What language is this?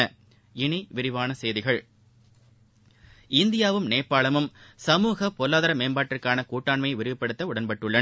Tamil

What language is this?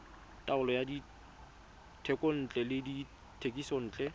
Tswana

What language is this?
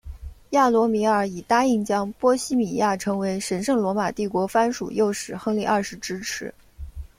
Chinese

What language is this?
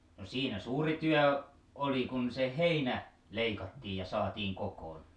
Finnish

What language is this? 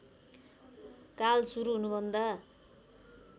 Nepali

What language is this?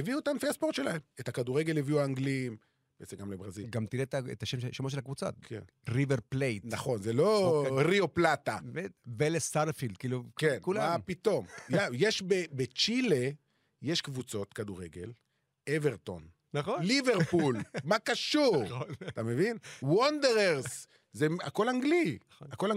Hebrew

